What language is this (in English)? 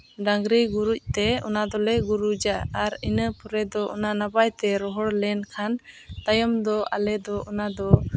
Santali